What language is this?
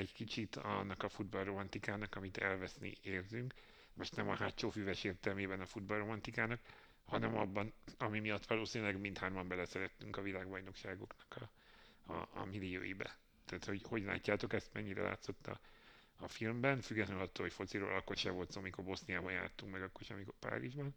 Hungarian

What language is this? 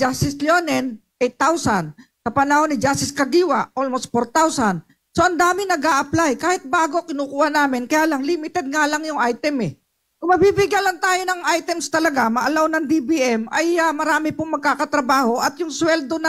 Filipino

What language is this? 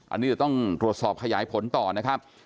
Thai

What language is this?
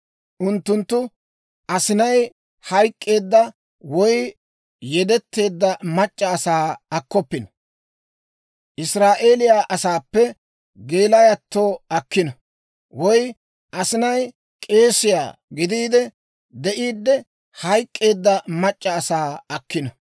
Dawro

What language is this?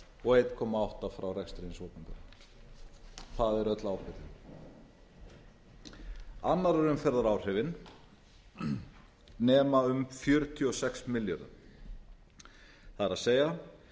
Icelandic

